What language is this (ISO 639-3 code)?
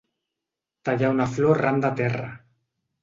cat